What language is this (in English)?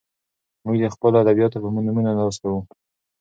Pashto